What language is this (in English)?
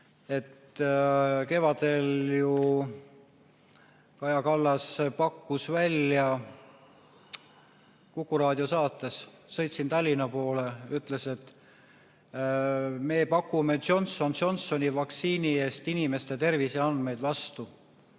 Estonian